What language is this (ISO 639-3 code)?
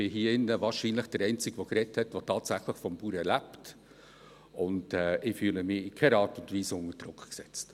gsw